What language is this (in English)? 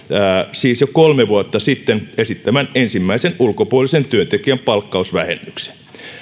Finnish